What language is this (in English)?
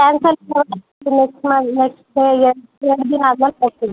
Kannada